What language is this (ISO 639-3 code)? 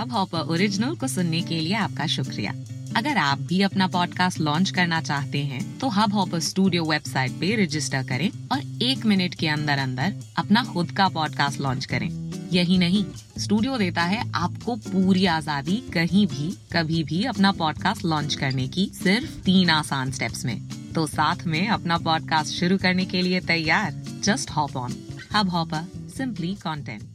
hin